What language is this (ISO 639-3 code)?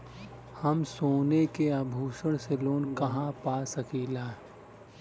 bho